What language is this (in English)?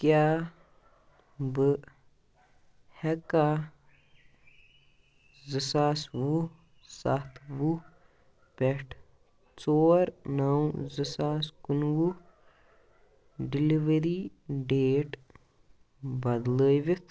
Kashmiri